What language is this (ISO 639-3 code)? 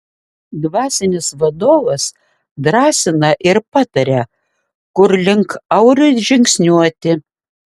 lit